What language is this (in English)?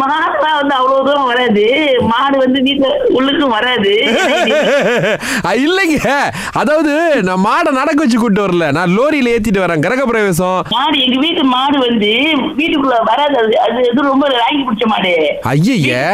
Tamil